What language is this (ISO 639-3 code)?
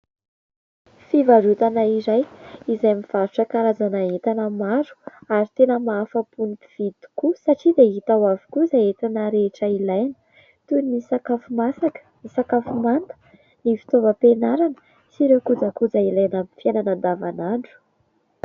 mlg